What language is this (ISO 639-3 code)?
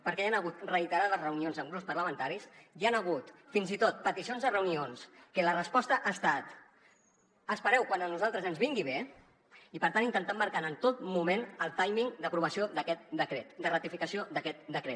cat